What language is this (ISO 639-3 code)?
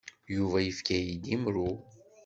kab